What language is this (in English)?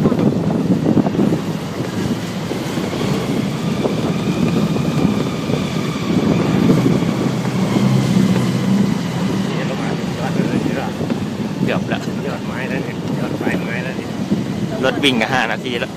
Thai